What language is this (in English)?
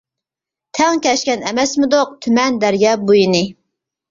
Uyghur